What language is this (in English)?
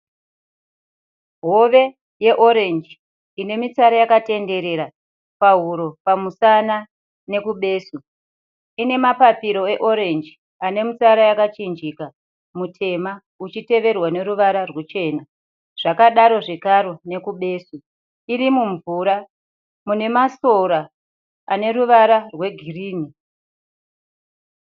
Shona